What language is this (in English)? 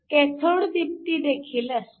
Marathi